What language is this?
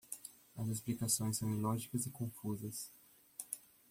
Portuguese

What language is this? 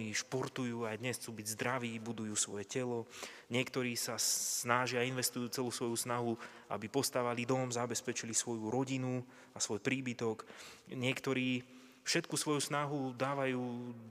Slovak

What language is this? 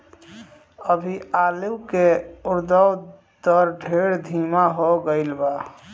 Bhojpuri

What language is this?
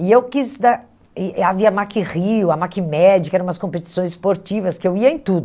Portuguese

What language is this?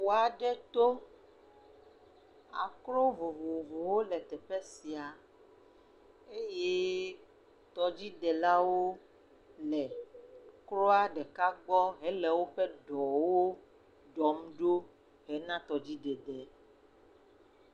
Ewe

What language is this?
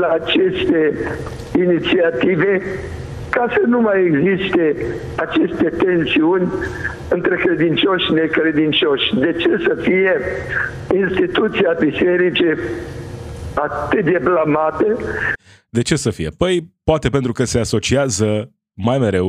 Romanian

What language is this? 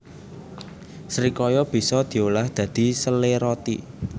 Javanese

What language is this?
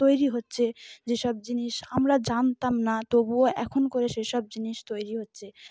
Bangla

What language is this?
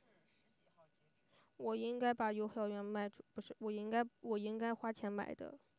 Chinese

